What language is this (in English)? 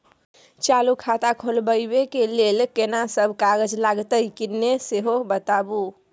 Maithili